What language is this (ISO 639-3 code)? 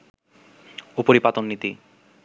ben